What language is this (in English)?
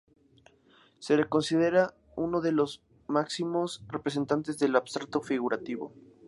Spanish